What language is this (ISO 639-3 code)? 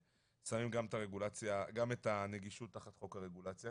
heb